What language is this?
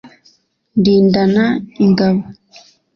Kinyarwanda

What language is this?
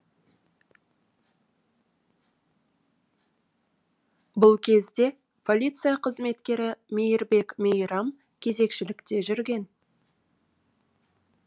Kazakh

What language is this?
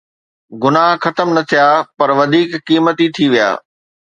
Sindhi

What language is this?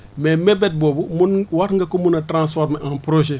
Wolof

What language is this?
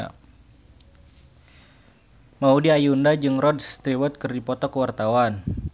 Sundanese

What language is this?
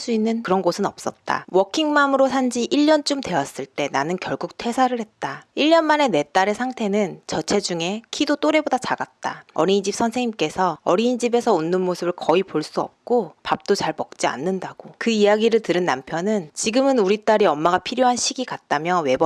Korean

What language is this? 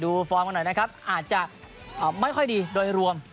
Thai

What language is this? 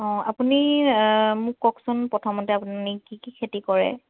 Assamese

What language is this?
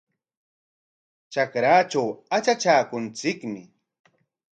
Corongo Ancash Quechua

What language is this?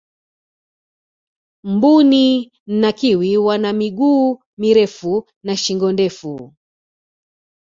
Swahili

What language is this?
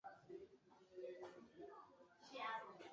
Chinese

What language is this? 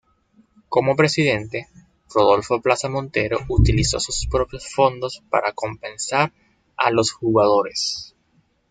Spanish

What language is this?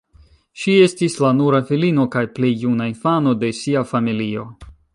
Esperanto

